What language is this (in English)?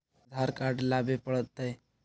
Magahi